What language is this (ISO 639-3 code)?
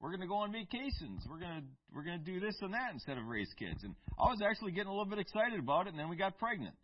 eng